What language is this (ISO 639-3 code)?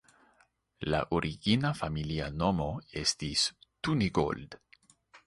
epo